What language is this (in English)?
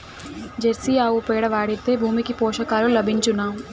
Telugu